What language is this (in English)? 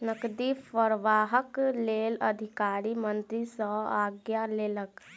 Maithili